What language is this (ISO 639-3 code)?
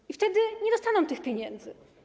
pol